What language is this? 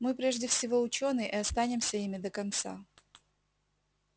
Russian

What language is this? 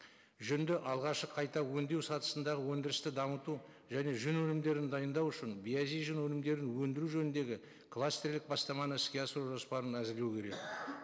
Kazakh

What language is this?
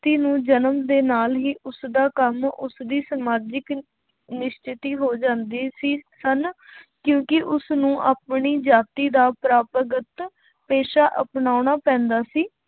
Punjabi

